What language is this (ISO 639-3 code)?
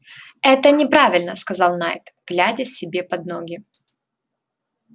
rus